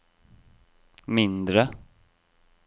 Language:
Norwegian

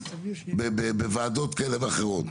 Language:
Hebrew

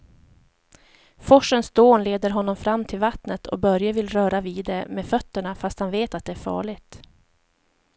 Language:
Swedish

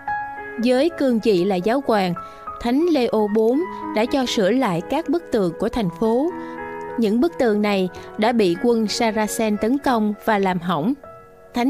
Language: Vietnamese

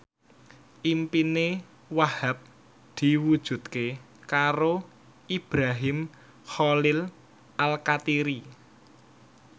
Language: Javanese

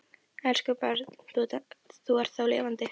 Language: Icelandic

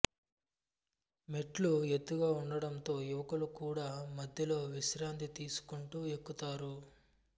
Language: Telugu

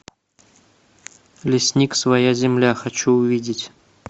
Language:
Russian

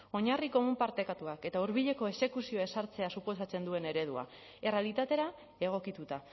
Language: Basque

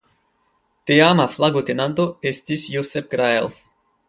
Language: Esperanto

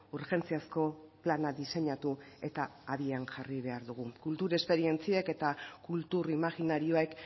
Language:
Basque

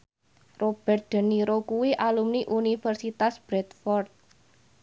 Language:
Javanese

